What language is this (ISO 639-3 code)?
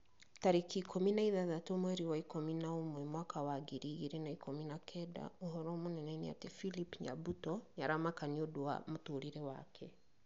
kik